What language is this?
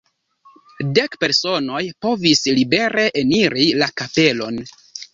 Esperanto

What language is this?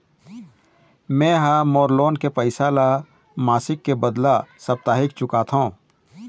Chhattisgarhi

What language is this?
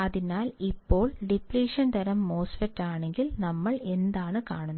Malayalam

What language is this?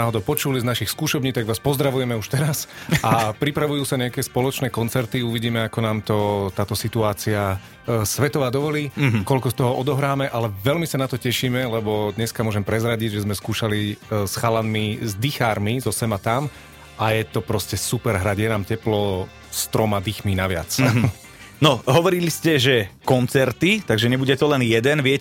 Slovak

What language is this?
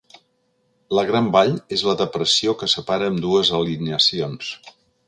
Catalan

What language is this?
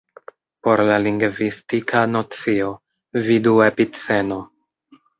Esperanto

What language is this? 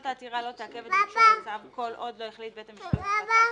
Hebrew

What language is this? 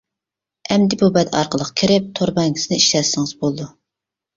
Uyghur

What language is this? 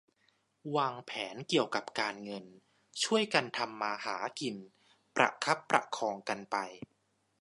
Thai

